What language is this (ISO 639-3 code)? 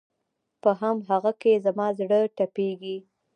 pus